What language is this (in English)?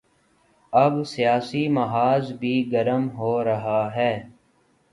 Urdu